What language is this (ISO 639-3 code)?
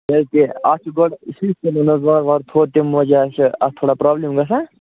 kas